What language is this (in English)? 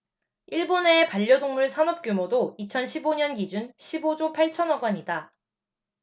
Korean